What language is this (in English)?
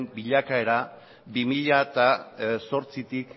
Basque